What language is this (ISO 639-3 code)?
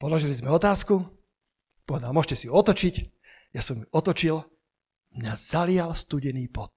slk